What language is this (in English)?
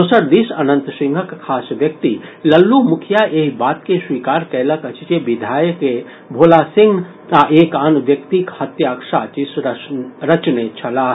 Maithili